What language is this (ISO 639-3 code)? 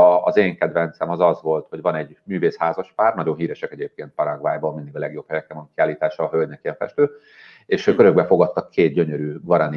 hun